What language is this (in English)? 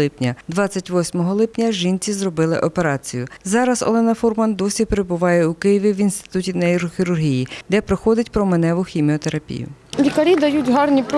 Ukrainian